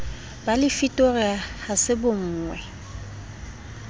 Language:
Southern Sotho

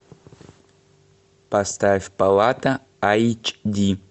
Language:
Russian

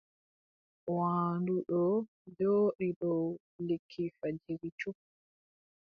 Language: Adamawa Fulfulde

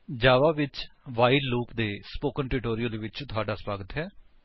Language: Punjabi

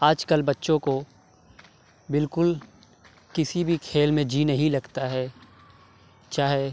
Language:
Urdu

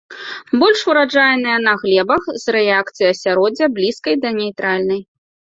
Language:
Belarusian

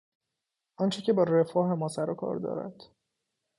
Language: Persian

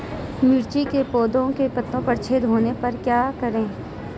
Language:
Hindi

